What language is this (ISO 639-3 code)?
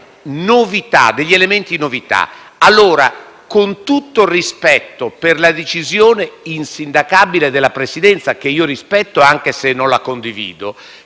ita